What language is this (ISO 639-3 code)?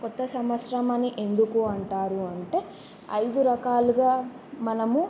tel